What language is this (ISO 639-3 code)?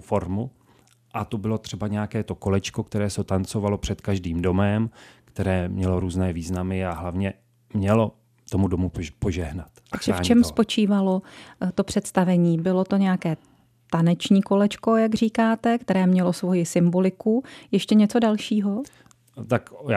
ces